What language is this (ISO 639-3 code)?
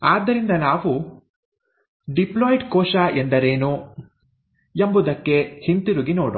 kan